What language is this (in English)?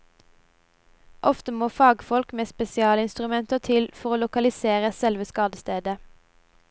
Norwegian